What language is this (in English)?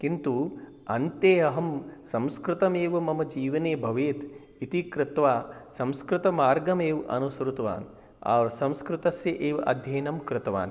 Sanskrit